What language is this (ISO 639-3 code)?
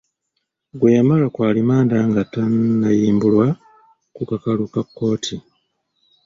lug